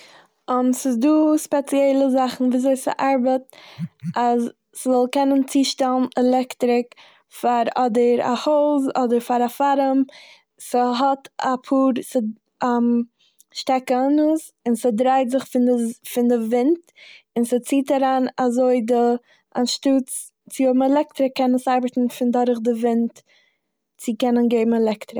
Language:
Yiddish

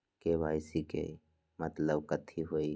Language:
Magahi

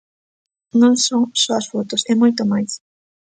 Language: Galician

